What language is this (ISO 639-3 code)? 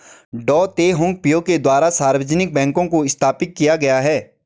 hin